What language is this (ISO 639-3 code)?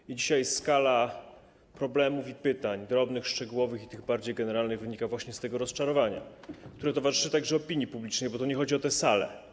pol